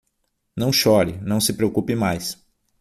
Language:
Portuguese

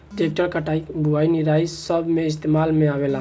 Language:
Bhojpuri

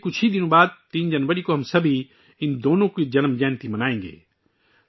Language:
Urdu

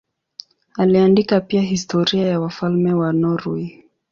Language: Swahili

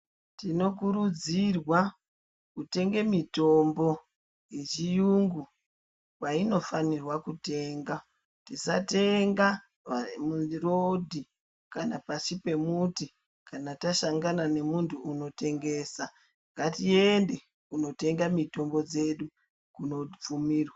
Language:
Ndau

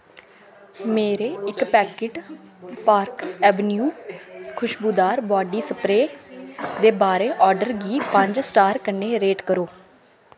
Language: Dogri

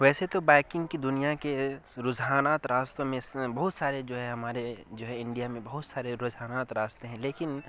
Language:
Urdu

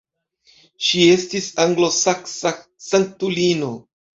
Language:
Esperanto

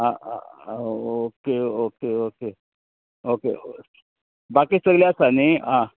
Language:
Konkani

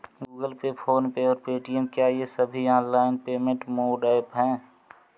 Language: Hindi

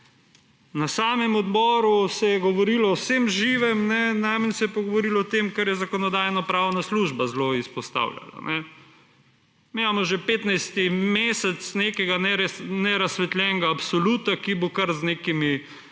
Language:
Slovenian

